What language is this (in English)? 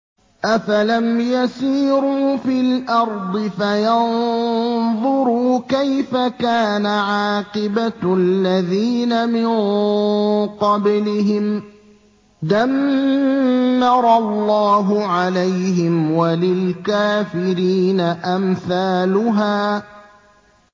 Arabic